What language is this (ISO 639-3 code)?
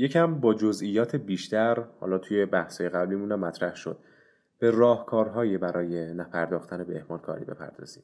fas